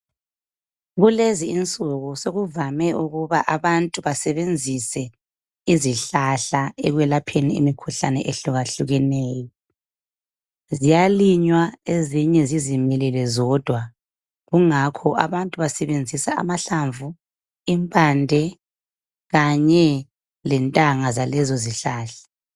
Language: North Ndebele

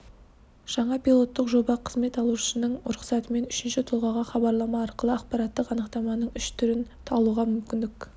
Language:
Kazakh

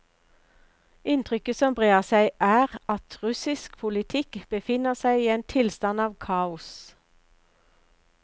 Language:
Norwegian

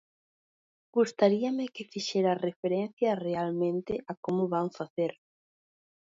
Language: Galician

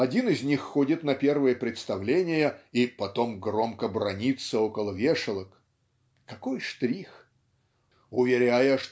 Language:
Russian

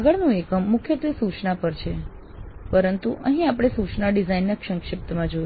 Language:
Gujarati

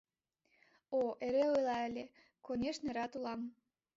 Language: Mari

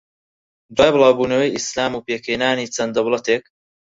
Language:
Central Kurdish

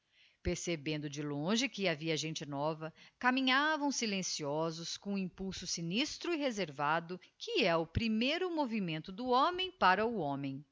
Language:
Portuguese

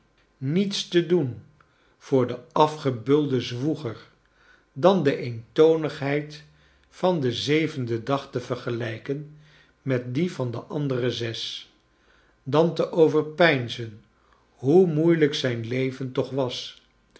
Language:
Dutch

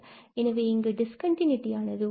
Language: Tamil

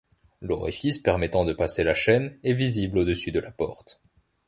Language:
French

